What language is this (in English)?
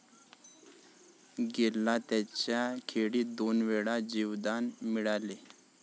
Marathi